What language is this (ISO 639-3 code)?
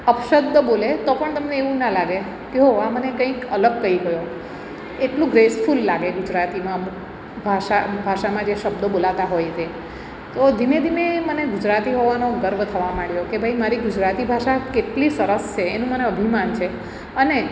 guj